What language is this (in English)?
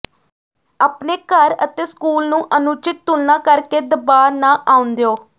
Punjabi